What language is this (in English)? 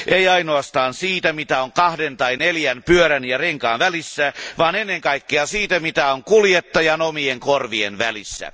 Finnish